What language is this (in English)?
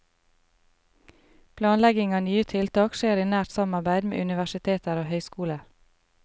Norwegian